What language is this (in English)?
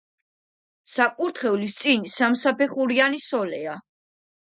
Georgian